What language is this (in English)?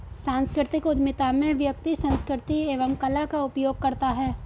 Hindi